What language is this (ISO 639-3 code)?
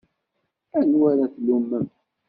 kab